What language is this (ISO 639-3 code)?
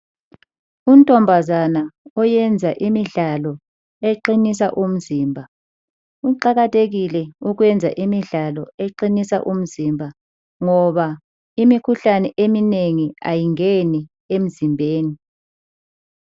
nde